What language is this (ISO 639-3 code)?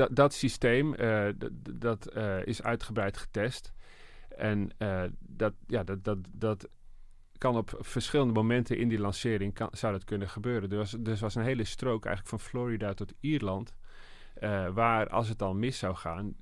nld